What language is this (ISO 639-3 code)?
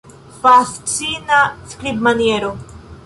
epo